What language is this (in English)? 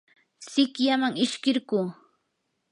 Yanahuanca Pasco Quechua